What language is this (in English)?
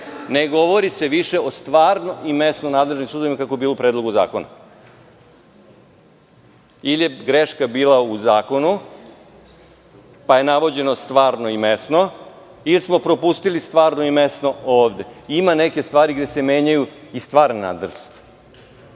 Serbian